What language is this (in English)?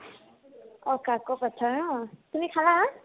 Assamese